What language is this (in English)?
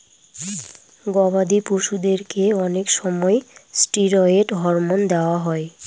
Bangla